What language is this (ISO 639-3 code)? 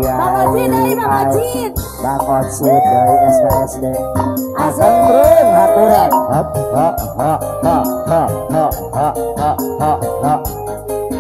ind